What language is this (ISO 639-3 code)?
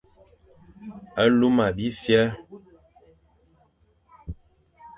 fan